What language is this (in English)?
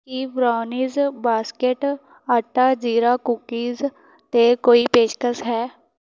Punjabi